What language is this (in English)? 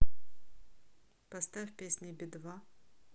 Russian